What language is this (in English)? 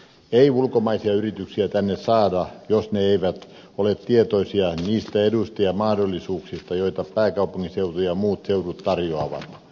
Finnish